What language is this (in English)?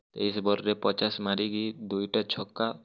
Odia